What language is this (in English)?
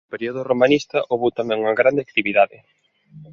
Galician